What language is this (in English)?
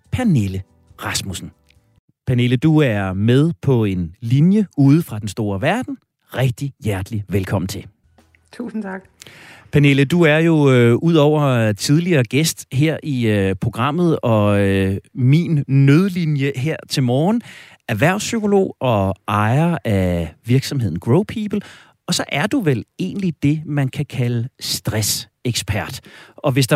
Danish